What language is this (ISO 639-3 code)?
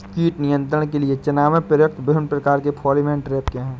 hin